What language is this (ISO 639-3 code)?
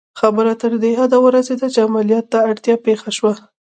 pus